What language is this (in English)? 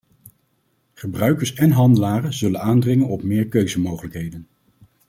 Dutch